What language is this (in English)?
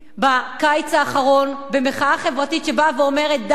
Hebrew